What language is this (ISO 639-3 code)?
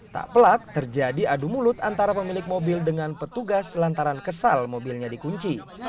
ind